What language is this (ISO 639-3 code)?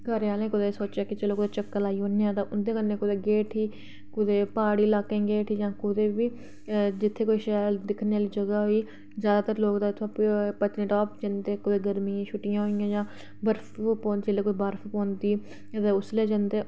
doi